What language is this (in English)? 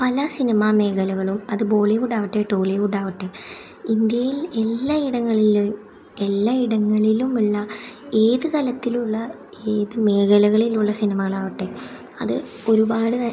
Malayalam